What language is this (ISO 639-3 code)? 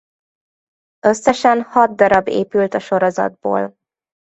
hun